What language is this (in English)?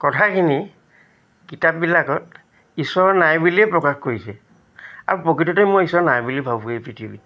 Assamese